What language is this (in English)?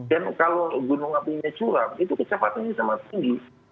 Indonesian